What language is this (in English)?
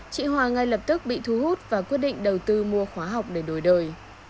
Vietnamese